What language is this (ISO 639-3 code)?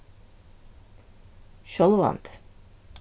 fao